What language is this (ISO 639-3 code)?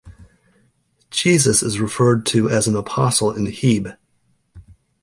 eng